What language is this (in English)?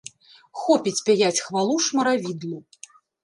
Belarusian